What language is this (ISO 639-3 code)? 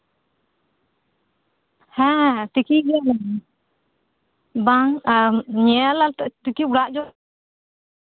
sat